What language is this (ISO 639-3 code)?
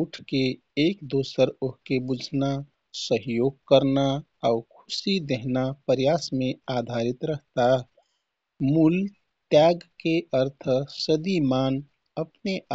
tkt